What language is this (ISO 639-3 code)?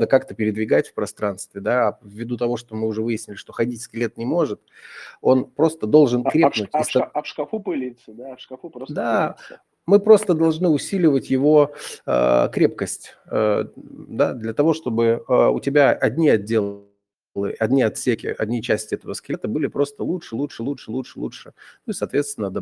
rus